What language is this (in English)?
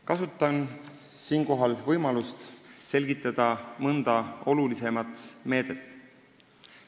Estonian